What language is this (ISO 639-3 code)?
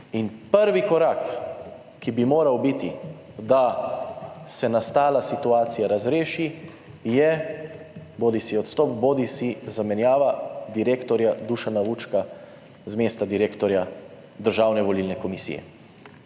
slv